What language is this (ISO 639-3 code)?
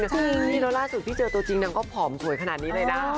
tha